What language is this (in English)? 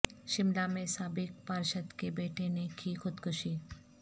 Urdu